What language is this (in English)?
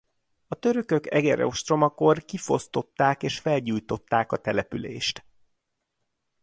Hungarian